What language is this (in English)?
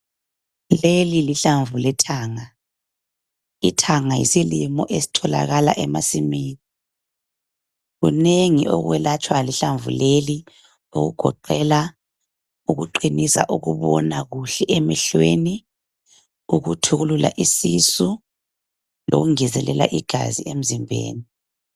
North Ndebele